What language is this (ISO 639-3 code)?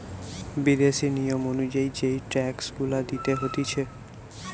ben